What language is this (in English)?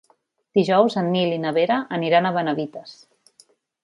Catalan